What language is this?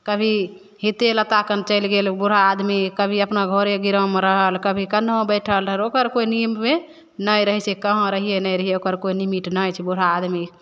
Maithili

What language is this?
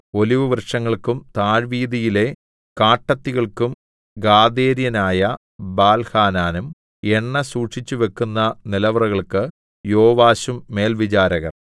Malayalam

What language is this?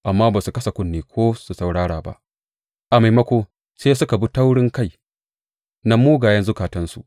Hausa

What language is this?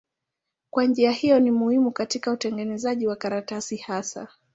Swahili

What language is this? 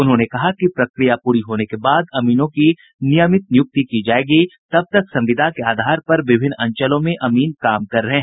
Hindi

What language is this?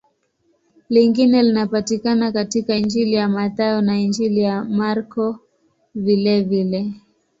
Swahili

